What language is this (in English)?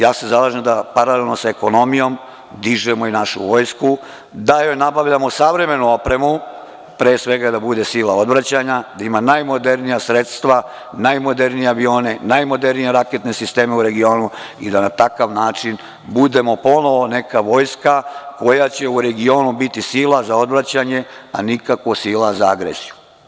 Serbian